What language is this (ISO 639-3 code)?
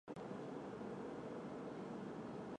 zho